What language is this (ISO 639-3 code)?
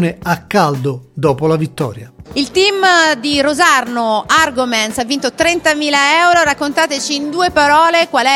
ita